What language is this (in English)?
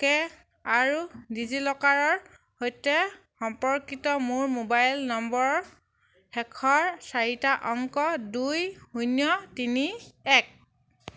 Assamese